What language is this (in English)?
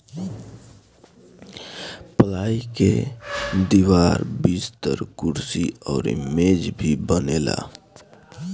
Bhojpuri